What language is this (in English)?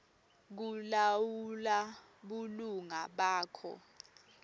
Swati